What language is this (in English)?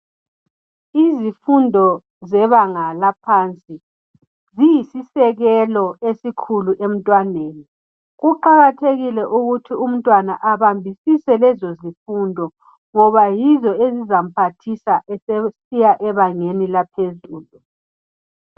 North Ndebele